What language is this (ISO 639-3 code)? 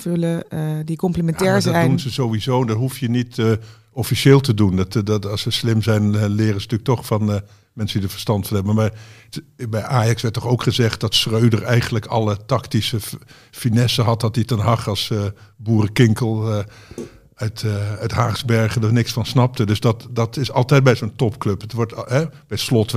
nld